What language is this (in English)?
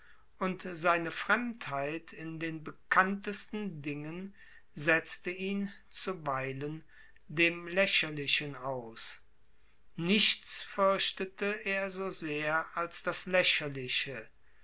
German